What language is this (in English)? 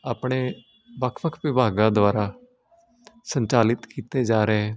Punjabi